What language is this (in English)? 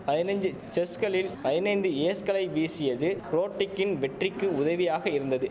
Tamil